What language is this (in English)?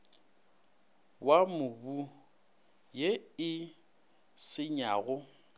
Northern Sotho